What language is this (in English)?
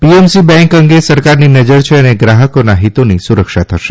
Gujarati